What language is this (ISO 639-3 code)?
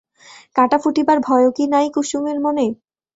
ben